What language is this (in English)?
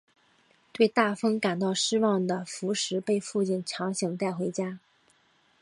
Chinese